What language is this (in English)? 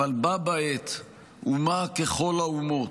Hebrew